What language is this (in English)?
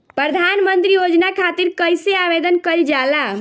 Bhojpuri